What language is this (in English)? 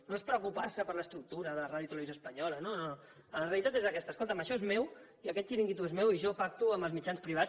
Catalan